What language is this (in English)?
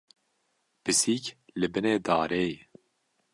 Kurdish